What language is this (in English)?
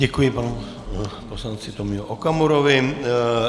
Czech